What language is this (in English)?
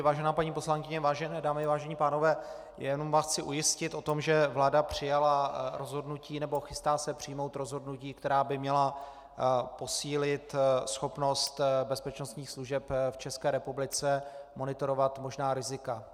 Czech